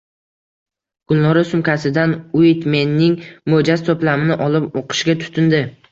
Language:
Uzbek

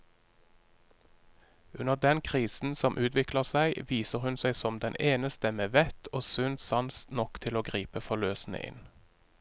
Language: Norwegian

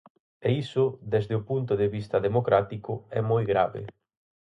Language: Galician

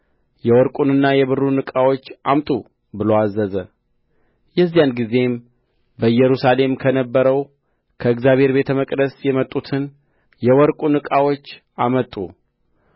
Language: Amharic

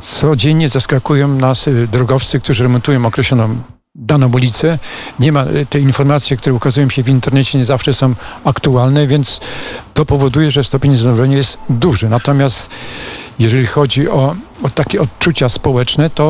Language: Polish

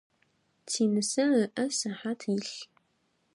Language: Adyghe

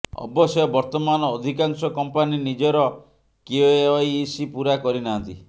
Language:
Odia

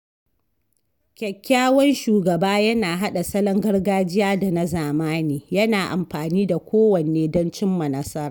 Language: Hausa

